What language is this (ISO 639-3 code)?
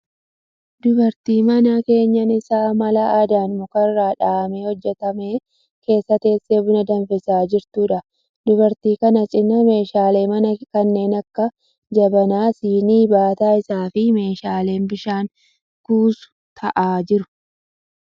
orm